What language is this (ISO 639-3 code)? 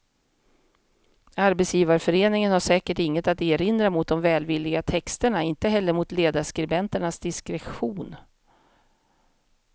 swe